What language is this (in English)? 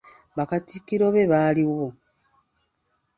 Ganda